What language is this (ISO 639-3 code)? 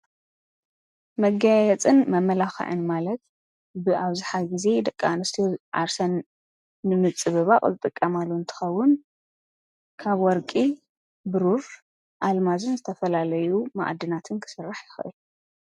tir